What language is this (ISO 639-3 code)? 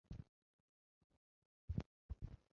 zho